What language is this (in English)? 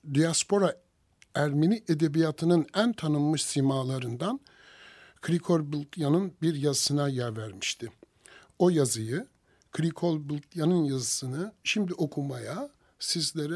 Turkish